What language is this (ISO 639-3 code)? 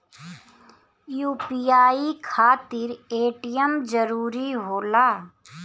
bho